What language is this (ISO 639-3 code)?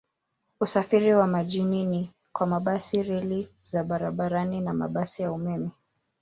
swa